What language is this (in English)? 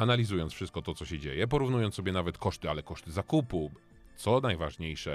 Polish